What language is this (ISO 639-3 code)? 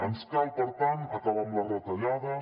cat